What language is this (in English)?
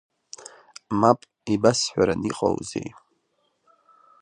Abkhazian